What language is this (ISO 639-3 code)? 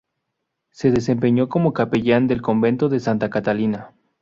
spa